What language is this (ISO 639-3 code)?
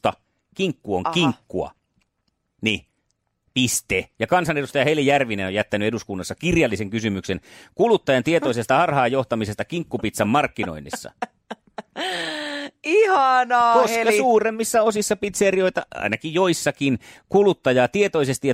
fin